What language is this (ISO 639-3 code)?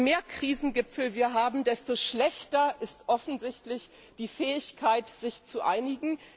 deu